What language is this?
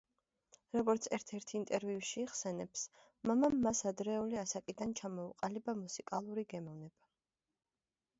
Georgian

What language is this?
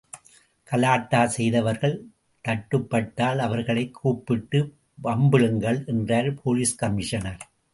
Tamil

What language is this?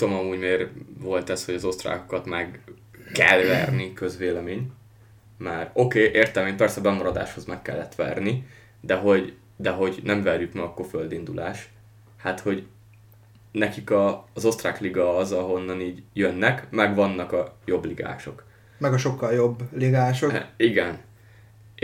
Hungarian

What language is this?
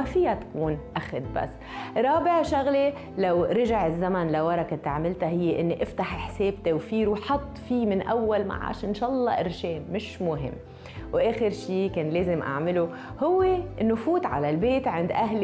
Arabic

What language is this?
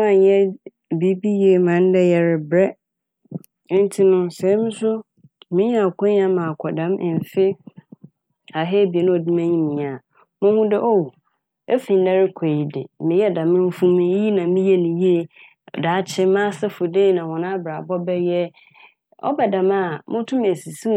Akan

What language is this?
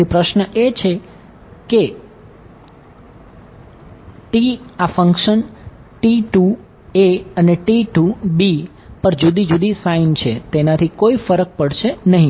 Gujarati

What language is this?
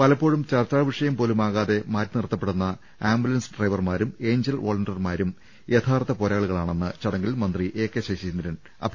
Malayalam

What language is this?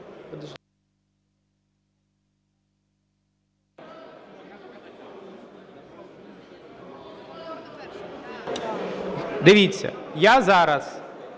Ukrainian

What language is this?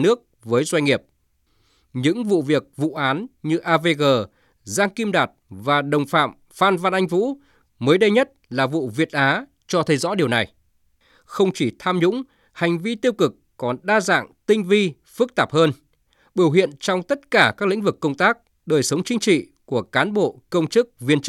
Vietnamese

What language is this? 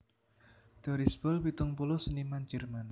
Javanese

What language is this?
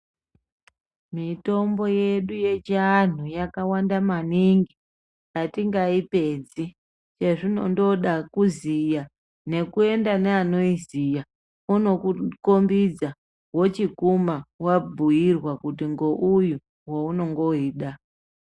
Ndau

